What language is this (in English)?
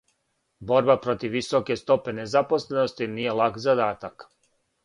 Serbian